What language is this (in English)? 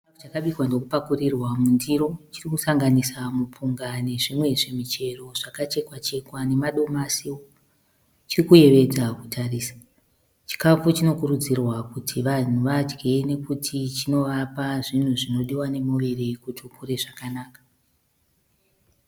Shona